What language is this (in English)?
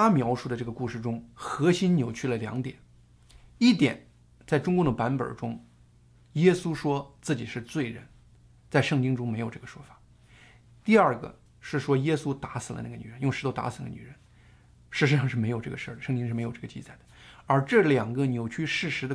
Chinese